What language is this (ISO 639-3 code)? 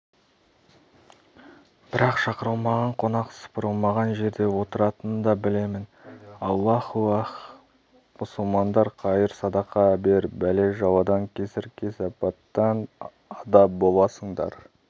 kaz